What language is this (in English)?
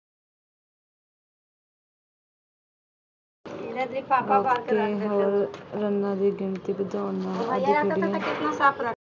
Punjabi